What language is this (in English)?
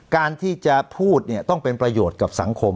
Thai